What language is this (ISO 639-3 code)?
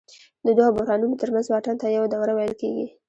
pus